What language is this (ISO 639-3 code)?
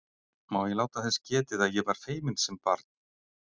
isl